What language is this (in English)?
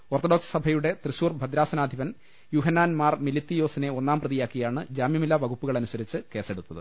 Malayalam